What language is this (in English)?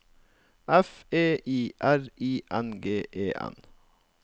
Norwegian